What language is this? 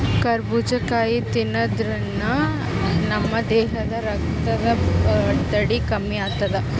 Kannada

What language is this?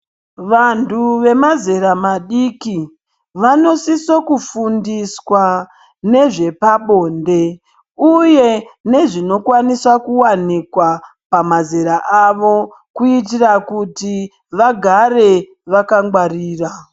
Ndau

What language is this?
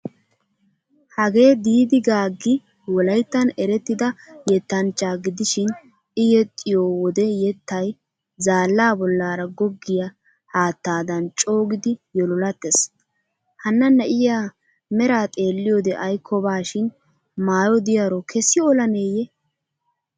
Wolaytta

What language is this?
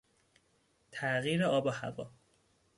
Persian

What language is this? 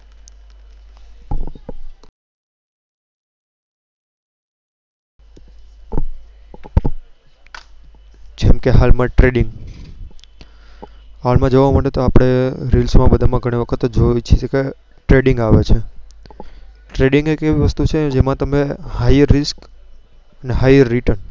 Gujarati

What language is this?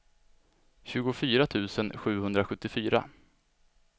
Swedish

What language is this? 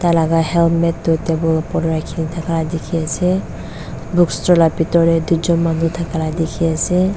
Naga Pidgin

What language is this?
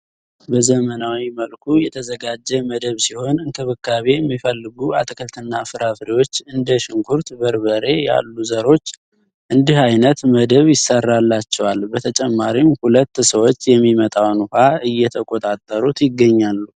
Amharic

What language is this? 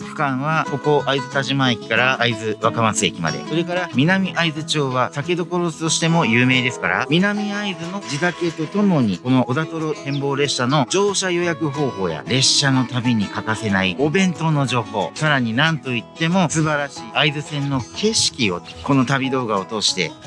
Japanese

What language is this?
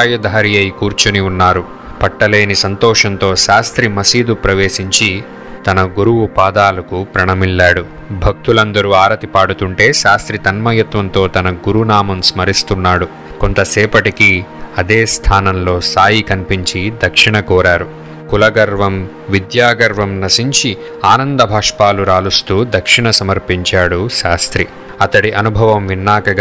Telugu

